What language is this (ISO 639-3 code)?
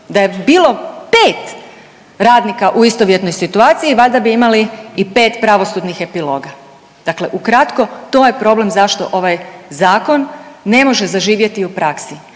hrv